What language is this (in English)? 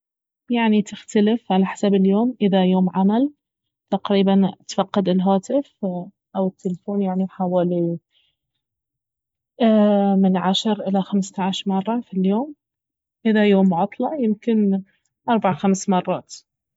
Baharna Arabic